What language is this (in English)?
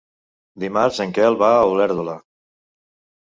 Catalan